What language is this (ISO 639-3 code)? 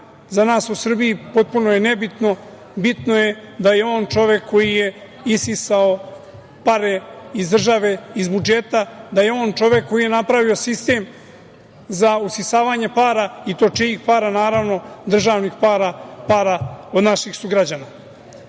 srp